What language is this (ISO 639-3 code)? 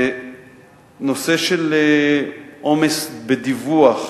heb